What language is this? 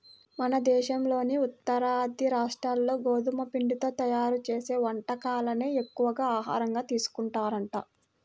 Telugu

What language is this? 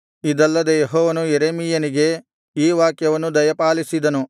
Kannada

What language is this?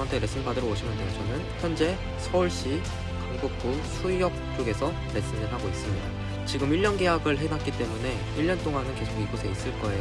Korean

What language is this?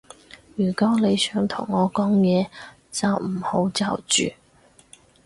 Cantonese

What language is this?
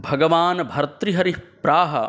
Sanskrit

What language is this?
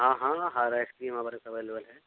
Urdu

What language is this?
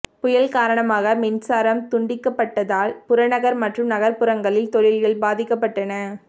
Tamil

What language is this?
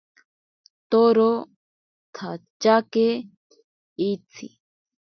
Ashéninka Perené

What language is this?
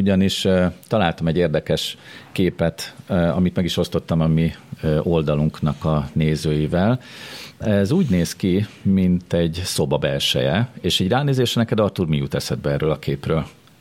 Hungarian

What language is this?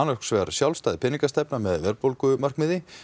Icelandic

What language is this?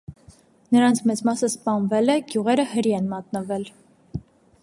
Armenian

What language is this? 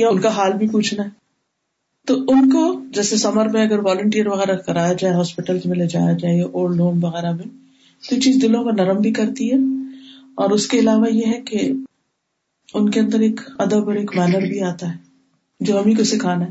Urdu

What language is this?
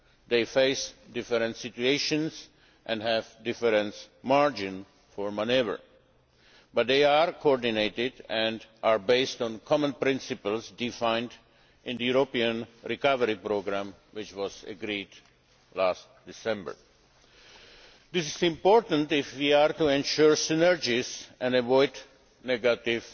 English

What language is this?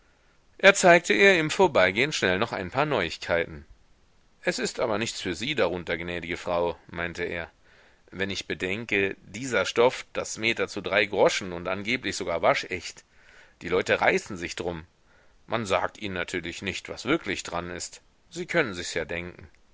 German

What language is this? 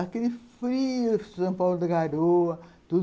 Portuguese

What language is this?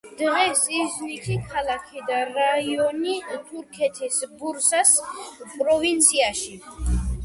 Georgian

